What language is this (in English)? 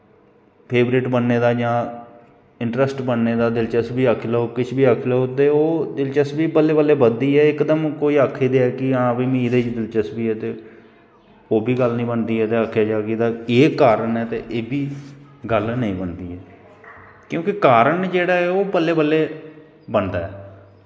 Dogri